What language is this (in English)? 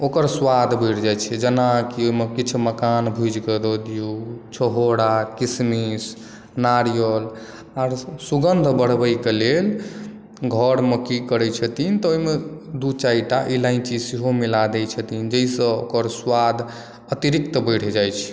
Maithili